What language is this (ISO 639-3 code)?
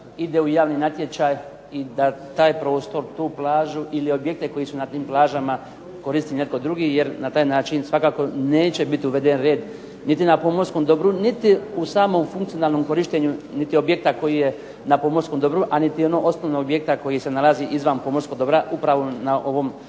hrv